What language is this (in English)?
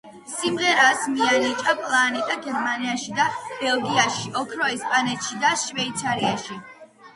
Georgian